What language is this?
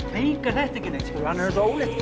Icelandic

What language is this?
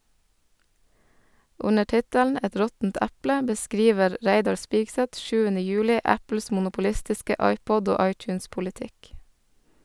Norwegian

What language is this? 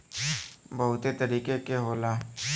Bhojpuri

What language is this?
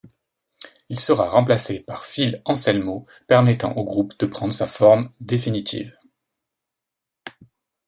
French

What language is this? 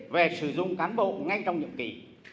Vietnamese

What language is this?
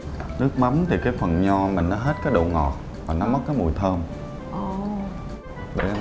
Vietnamese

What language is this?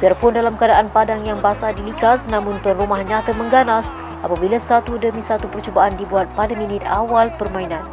Malay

